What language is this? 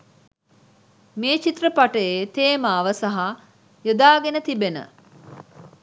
Sinhala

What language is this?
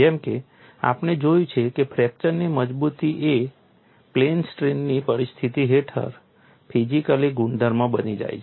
Gujarati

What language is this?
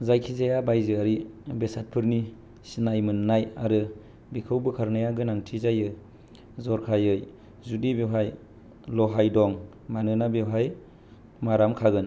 Bodo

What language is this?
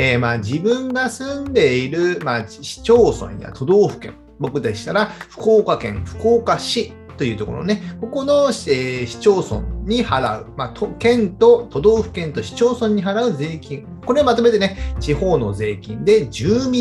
Japanese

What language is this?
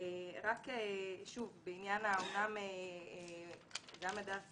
Hebrew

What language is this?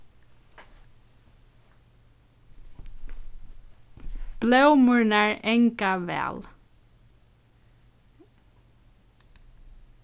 Faroese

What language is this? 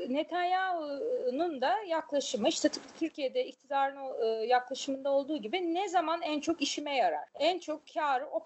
Turkish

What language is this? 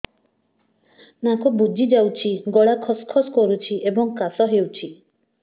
Odia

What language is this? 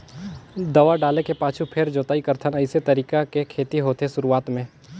Chhattisgarhi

